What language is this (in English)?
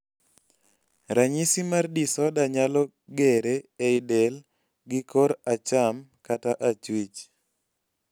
Luo (Kenya and Tanzania)